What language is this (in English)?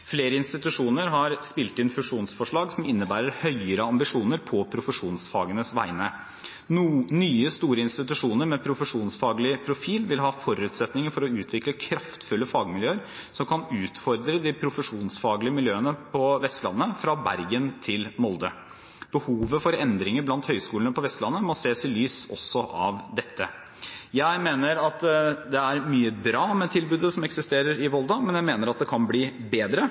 Norwegian Bokmål